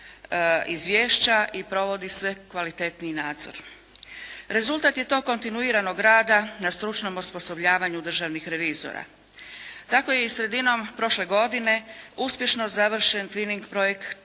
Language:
Croatian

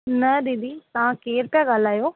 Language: Sindhi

